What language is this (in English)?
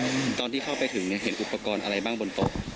Thai